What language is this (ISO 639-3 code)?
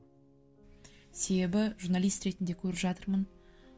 kaz